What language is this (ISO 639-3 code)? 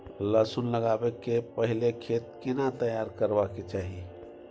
mai